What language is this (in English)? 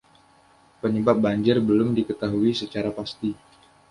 Indonesian